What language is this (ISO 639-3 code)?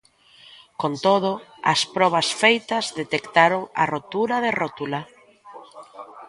glg